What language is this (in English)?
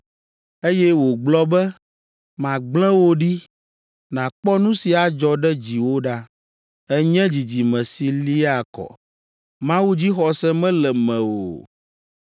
Ewe